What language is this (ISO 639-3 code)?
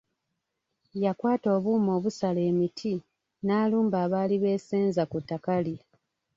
lug